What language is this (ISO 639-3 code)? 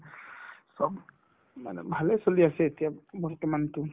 asm